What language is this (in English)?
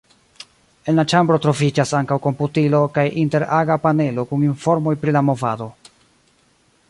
Esperanto